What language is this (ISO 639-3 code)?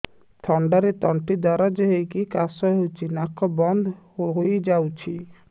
ori